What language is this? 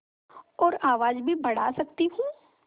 Hindi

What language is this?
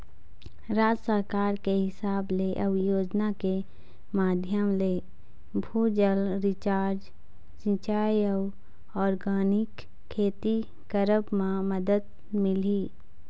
Chhattisgarhi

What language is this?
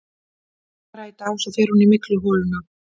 Icelandic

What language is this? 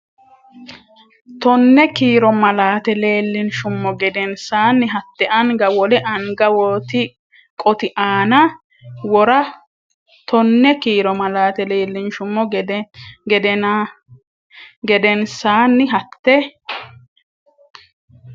Sidamo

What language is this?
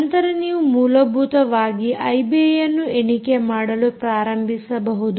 Kannada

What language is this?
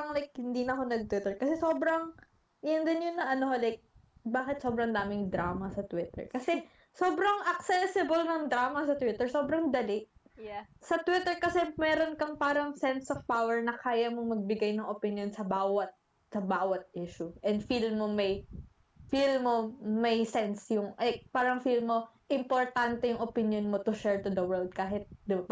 Filipino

